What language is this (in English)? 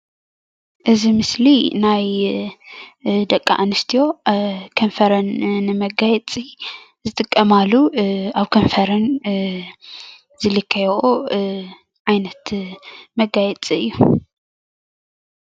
Tigrinya